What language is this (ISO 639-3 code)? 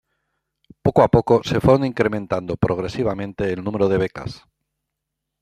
spa